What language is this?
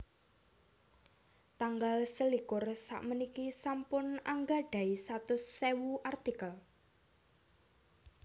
Javanese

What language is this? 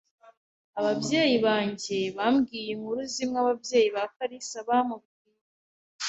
Kinyarwanda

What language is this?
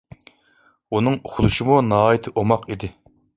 Uyghur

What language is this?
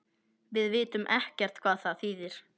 Icelandic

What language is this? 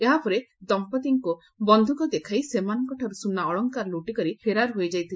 Odia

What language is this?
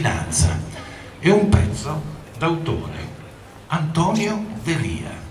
Italian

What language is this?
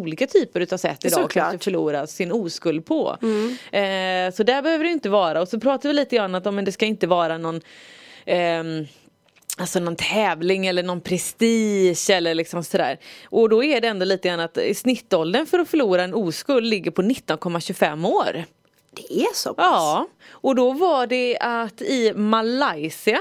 Swedish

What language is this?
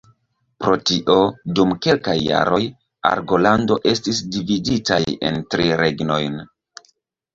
Esperanto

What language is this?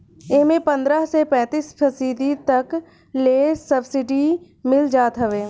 Bhojpuri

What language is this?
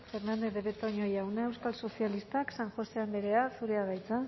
Basque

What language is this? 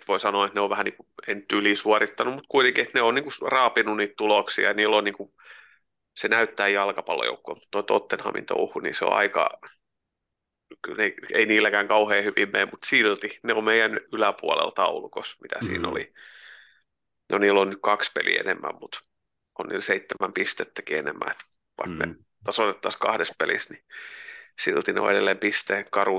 Finnish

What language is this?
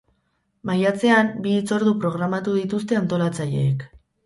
Basque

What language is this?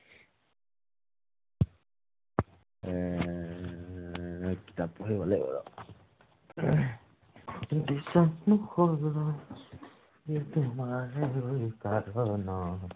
Assamese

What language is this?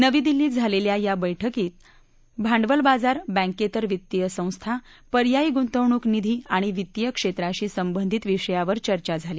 Marathi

